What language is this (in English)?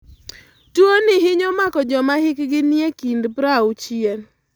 Luo (Kenya and Tanzania)